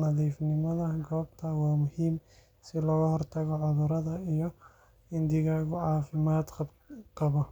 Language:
Somali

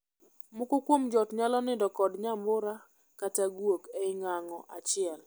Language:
Luo (Kenya and Tanzania)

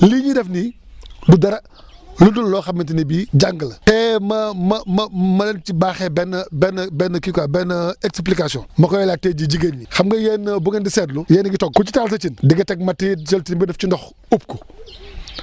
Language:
Wolof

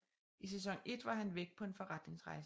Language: Danish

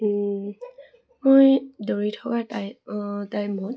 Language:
Assamese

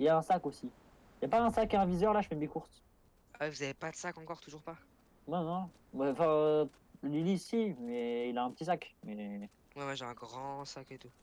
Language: French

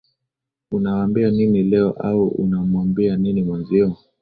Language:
Swahili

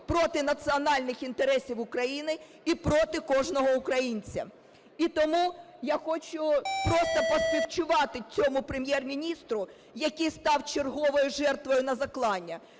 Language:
Ukrainian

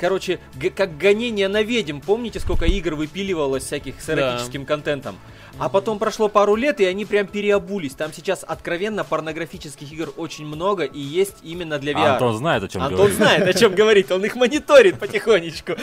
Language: Russian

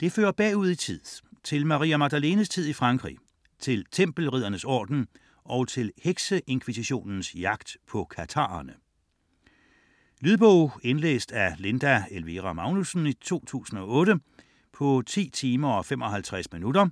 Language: Danish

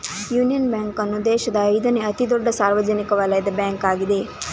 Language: Kannada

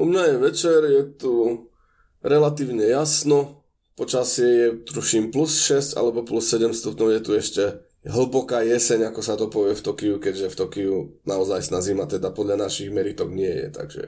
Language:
Slovak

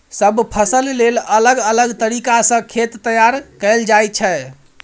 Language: Maithili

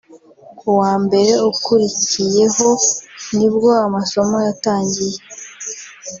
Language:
Kinyarwanda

